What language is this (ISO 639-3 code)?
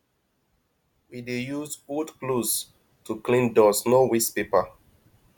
pcm